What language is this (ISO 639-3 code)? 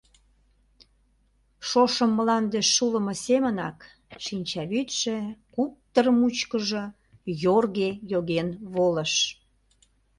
chm